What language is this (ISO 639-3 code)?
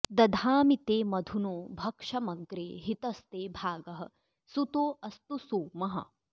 san